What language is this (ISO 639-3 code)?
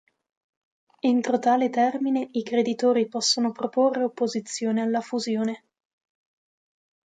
ita